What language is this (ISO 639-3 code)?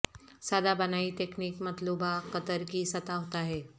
urd